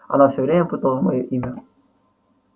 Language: Russian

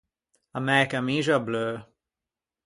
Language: Ligurian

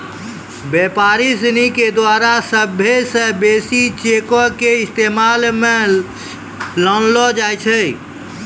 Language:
Maithili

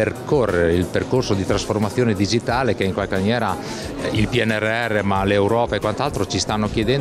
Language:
Italian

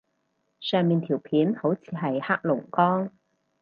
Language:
Cantonese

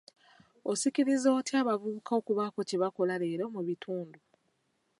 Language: Ganda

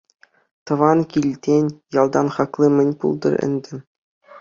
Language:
Chuvash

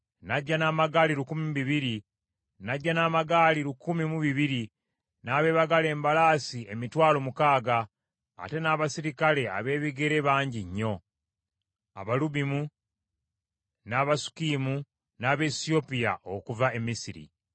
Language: Ganda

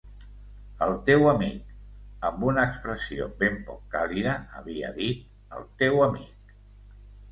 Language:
Catalan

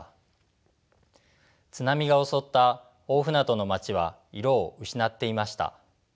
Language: Japanese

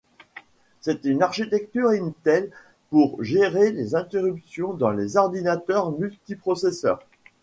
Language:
French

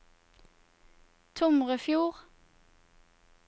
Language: Norwegian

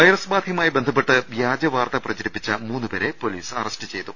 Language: Malayalam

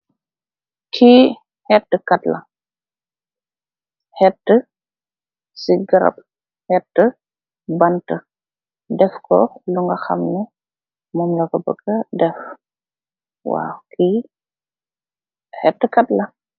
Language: Wolof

